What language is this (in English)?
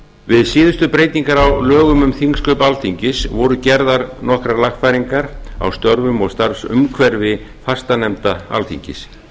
Icelandic